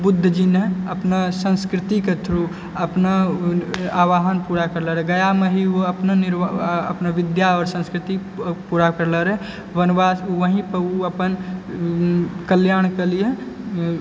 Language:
Maithili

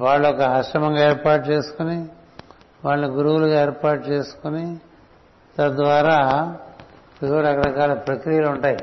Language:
Telugu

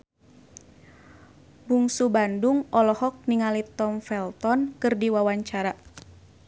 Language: Sundanese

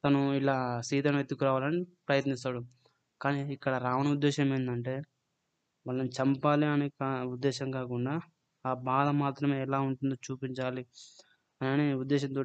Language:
Telugu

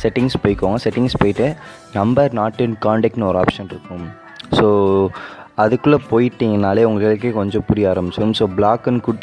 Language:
English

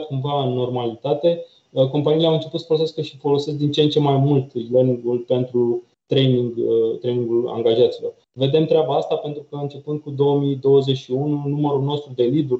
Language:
Romanian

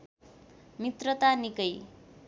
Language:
Nepali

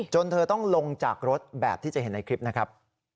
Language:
Thai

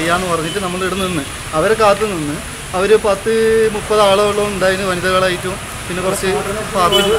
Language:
Malayalam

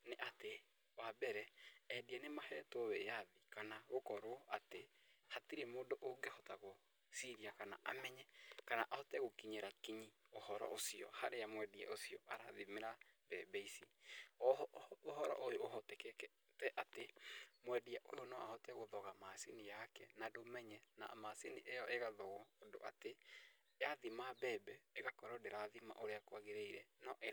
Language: Kikuyu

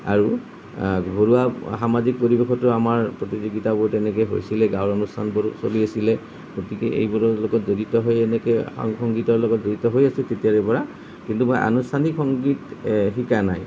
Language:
Assamese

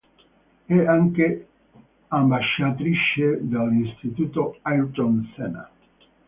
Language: Italian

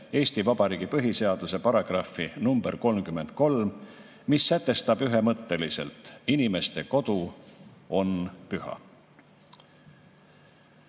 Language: Estonian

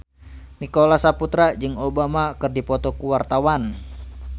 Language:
Sundanese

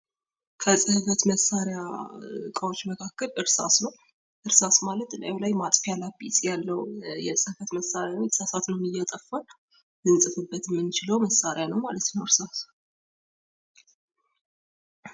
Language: Amharic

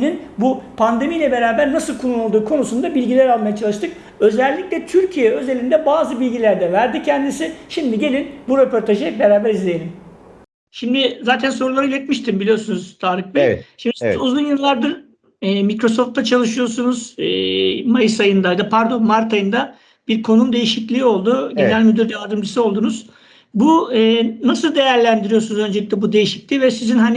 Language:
Turkish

